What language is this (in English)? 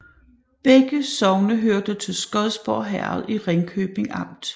Danish